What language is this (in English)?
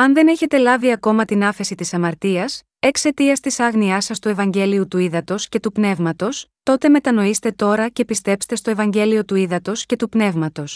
Greek